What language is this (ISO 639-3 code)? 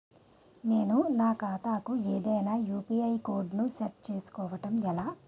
tel